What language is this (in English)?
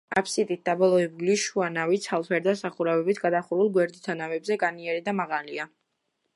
Georgian